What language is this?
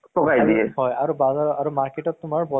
Assamese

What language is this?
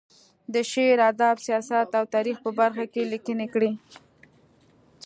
Pashto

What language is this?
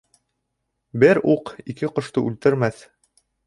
Bashkir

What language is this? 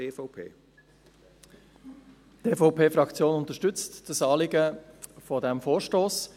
Swiss German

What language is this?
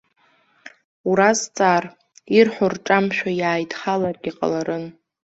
Abkhazian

